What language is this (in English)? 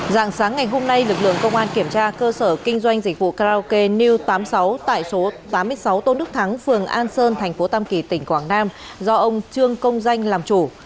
Vietnamese